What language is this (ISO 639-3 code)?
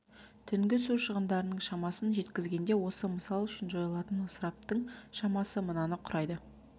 kaz